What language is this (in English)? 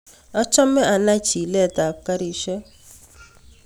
Kalenjin